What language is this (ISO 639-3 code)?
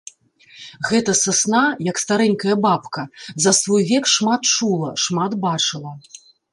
bel